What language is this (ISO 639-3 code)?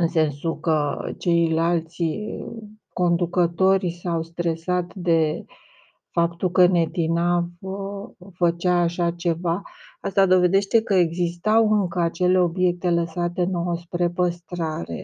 ron